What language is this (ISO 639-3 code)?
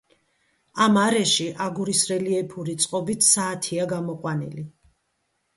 kat